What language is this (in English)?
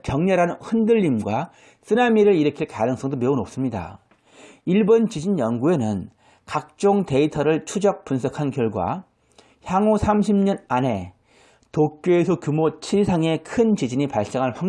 Korean